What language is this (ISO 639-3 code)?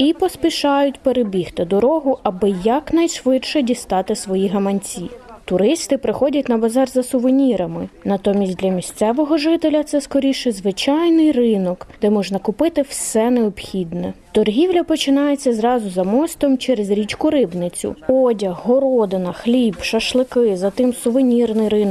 ukr